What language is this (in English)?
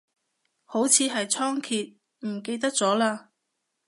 Cantonese